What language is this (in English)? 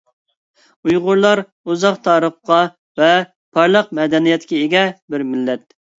Uyghur